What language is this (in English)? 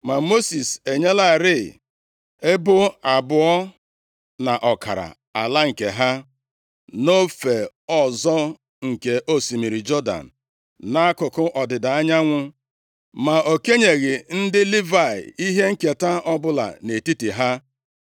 Igbo